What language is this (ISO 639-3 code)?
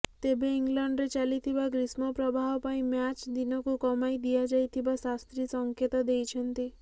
ori